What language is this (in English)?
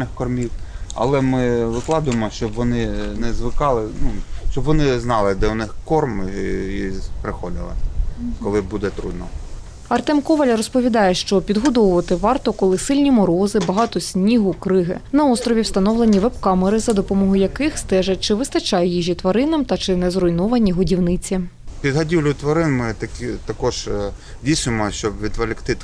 Ukrainian